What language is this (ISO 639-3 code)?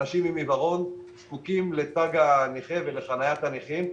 heb